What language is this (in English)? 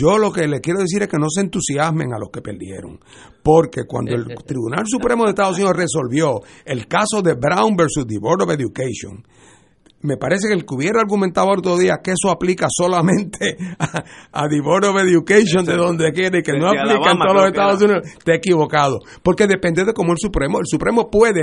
Spanish